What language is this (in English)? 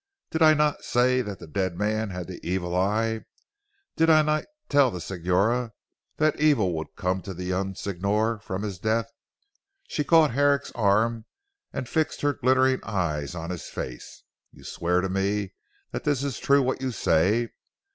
English